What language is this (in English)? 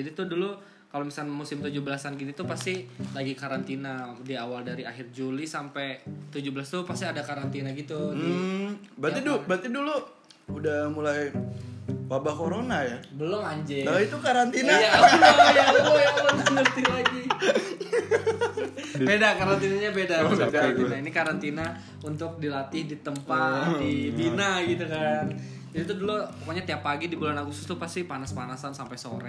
Indonesian